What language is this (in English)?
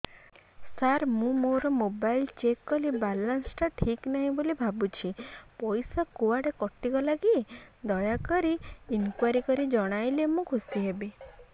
Odia